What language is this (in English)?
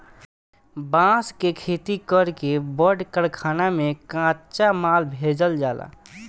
Bhojpuri